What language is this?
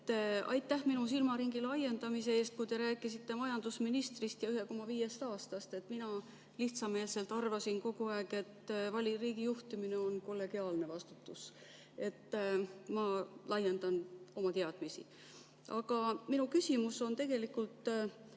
Estonian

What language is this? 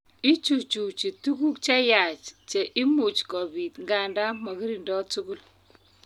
Kalenjin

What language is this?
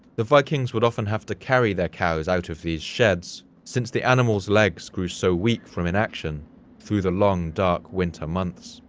English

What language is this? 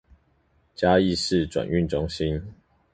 Chinese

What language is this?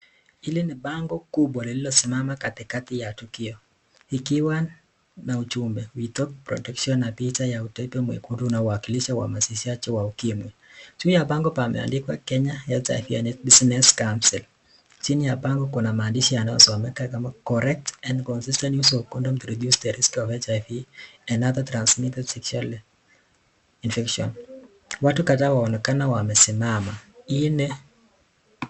Swahili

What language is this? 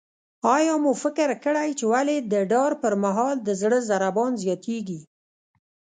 Pashto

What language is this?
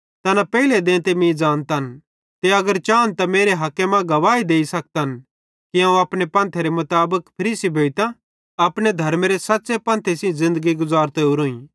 Bhadrawahi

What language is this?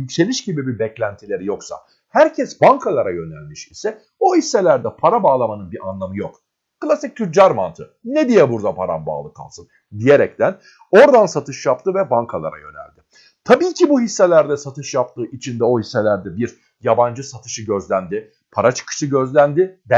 Turkish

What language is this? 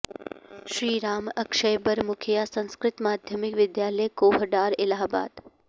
Sanskrit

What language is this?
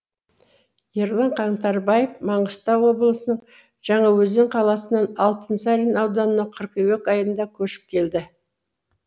Kazakh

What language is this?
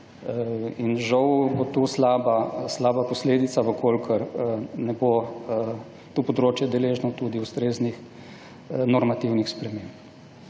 Slovenian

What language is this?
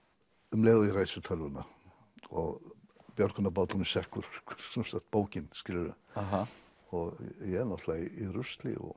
Icelandic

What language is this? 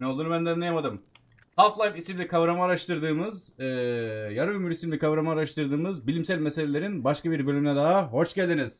Turkish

